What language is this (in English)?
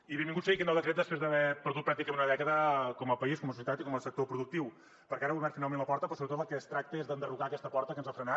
Catalan